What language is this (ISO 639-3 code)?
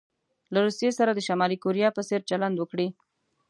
pus